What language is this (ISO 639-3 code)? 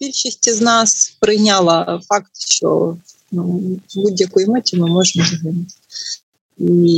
ukr